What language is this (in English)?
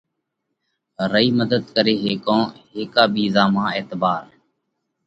Parkari Koli